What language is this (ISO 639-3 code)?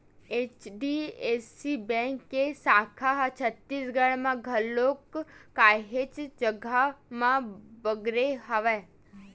hne